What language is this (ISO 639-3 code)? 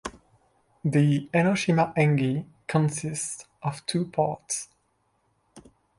eng